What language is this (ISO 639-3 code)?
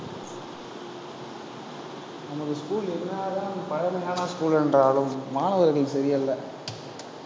tam